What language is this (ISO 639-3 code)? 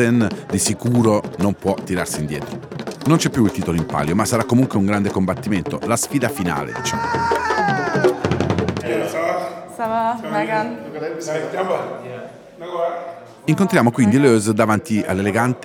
ita